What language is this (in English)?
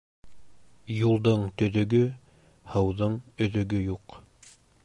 Bashkir